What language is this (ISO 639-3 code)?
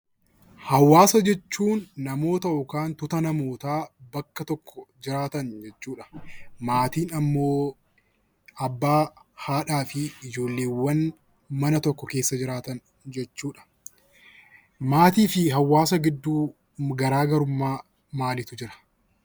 orm